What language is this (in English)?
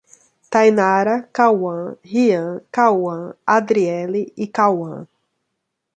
Portuguese